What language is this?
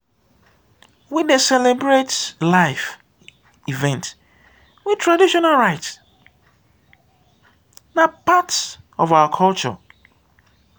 Nigerian Pidgin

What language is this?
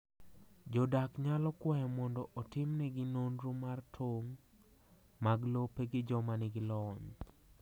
Luo (Kenya and Tanzania)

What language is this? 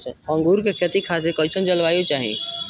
Bhojpuri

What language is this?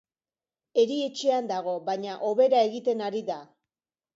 Basque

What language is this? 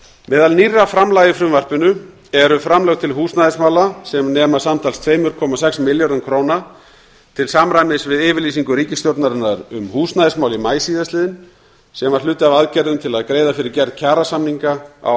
Icelandic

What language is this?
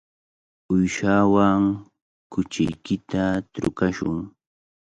Cajatambo North Lima Quechua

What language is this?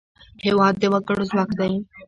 Pashto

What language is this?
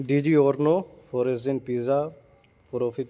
Urdu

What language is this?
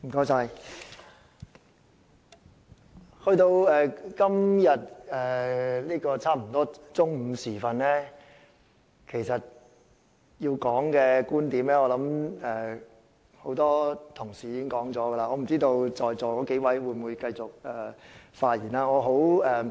Cantonese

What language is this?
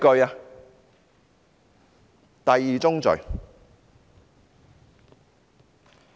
Cantonese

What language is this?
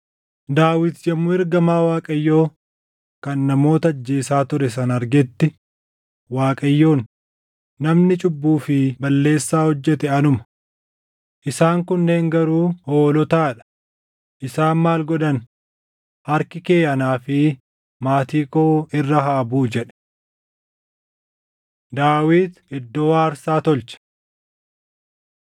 Oromo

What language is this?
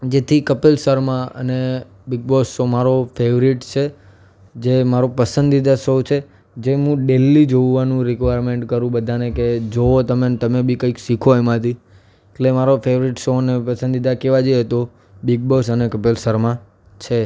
Gujarati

